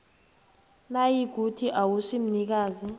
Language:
South Ndebele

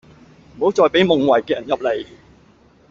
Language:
Cantonese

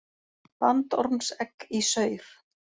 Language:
Icelandic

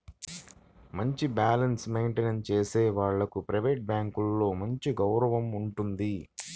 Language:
Telugu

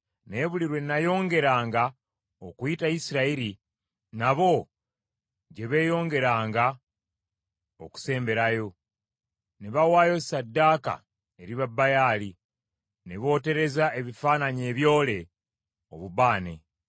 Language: Ganda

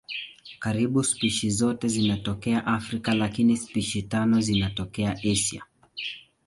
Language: Swahili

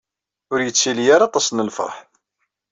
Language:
Kabyle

